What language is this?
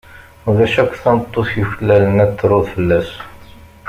Kabyle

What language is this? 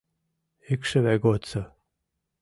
Mari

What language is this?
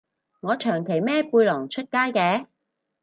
Cantonese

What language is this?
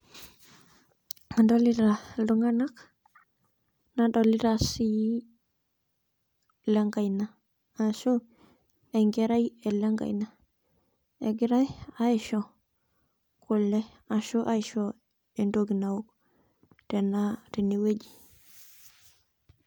Masai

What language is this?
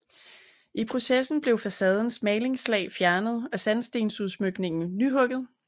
Danish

